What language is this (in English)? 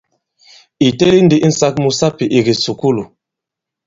Bankon